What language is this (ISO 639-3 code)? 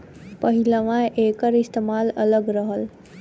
bho